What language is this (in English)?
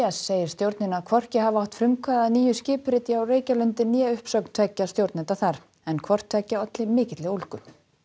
Icelandic